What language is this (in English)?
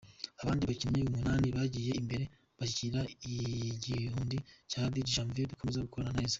Kinyarwanda